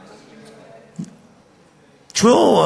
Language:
Hebrew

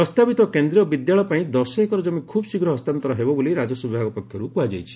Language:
Odia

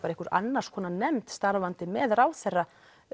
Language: Icelandic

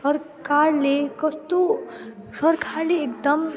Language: Nepali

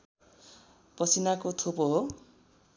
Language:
Nepali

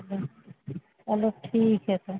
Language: Urdu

